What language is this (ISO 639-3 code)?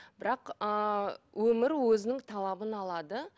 kaz